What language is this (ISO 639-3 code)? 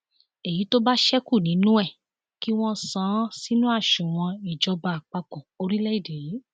yor